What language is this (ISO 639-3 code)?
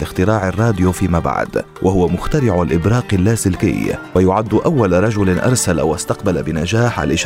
ara